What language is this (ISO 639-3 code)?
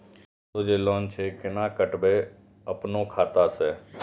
mai